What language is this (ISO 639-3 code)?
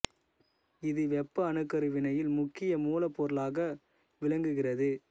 tam